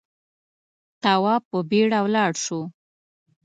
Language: Pashto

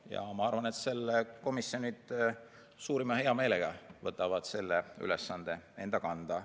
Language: Estonian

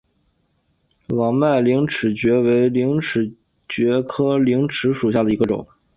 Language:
Chinese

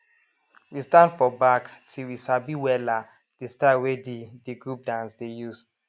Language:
Nigerian Pidgin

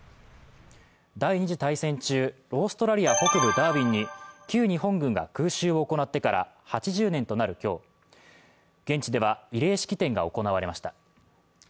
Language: Japanese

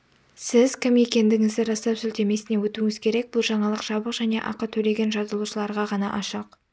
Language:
Kazakh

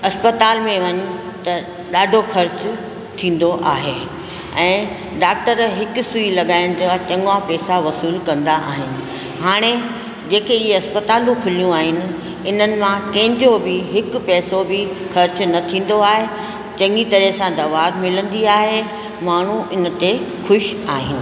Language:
Sindhi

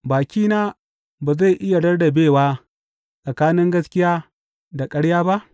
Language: Hausa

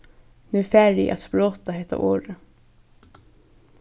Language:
Faroese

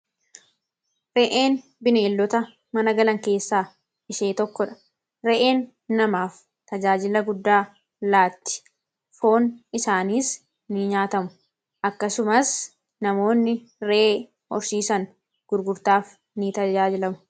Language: Oromo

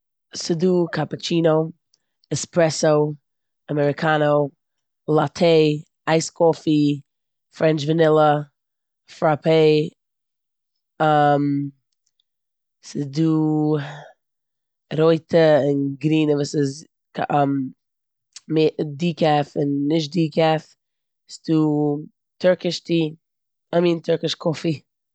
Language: Yiddish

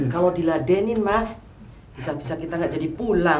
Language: Indonesian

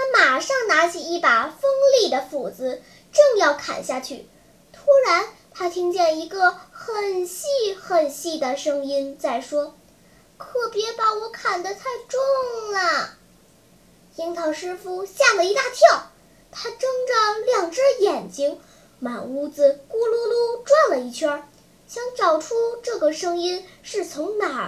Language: Chinese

